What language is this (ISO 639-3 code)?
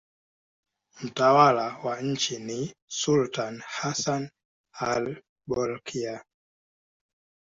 swa